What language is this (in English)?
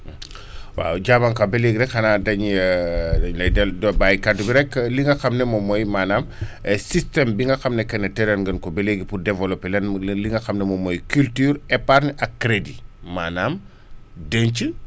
Wolof